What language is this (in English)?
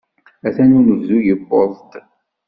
Kabyle